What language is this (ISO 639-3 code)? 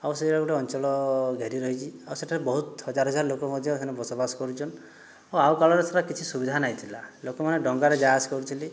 ori